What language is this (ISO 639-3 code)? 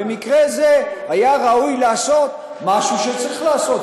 heb